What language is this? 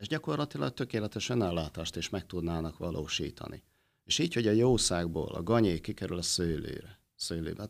Hungarian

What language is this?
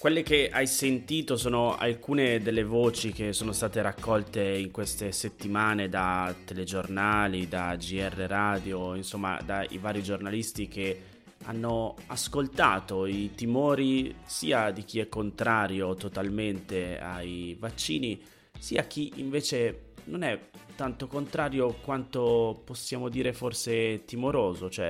Italian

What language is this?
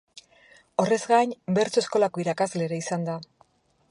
Basque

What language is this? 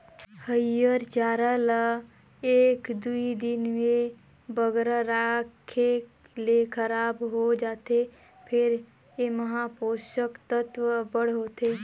Chhattisgarhi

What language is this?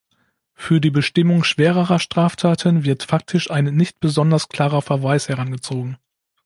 German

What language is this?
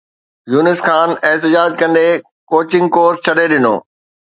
Sindhi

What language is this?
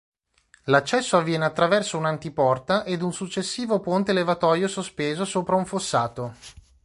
Italian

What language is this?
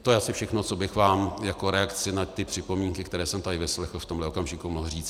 Czech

